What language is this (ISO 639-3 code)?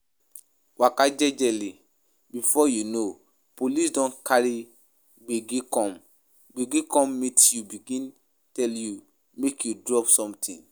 pcm